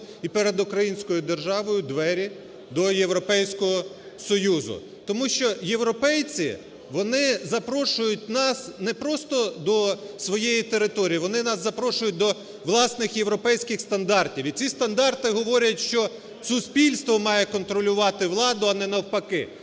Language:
Ukrainian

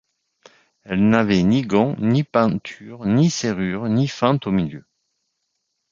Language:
French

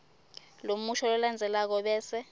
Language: Swati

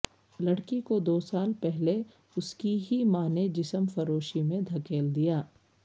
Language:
Urdu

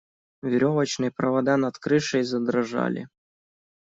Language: Russian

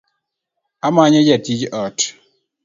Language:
Luo (Kenya and Tanzania)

